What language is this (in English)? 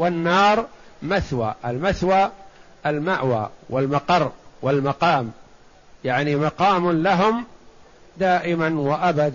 Arabic